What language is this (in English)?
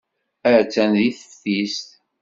Kabyle